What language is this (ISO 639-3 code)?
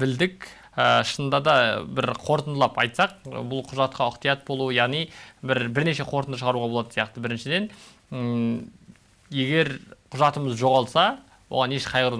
tur